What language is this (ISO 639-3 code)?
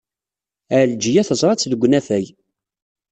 kab